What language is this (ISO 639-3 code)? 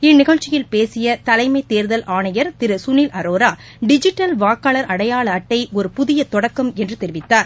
tam